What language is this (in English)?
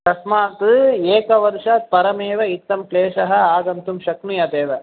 Sanskrit